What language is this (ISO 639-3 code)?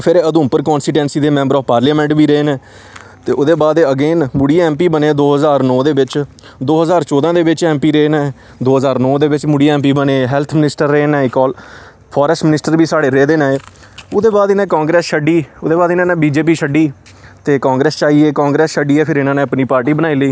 doi